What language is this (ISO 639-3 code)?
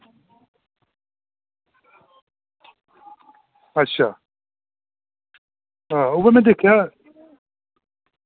doi